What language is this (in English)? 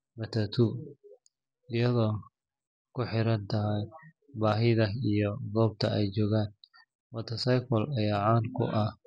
Somali